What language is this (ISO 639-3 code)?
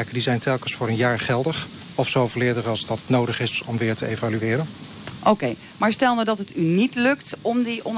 nld